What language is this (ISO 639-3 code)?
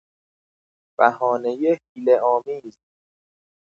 fas